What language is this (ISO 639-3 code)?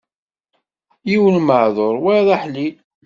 kab